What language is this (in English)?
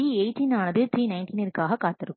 Tamil